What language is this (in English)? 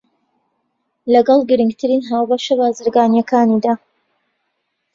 Central Kurdish